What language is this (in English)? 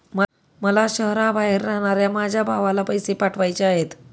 Marathi